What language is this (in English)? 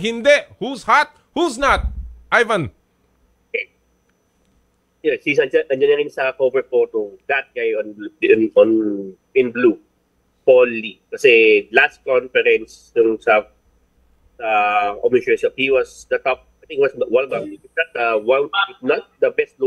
Filipino